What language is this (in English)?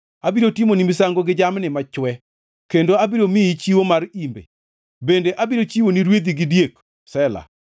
Luo (Kenya and Tanzania)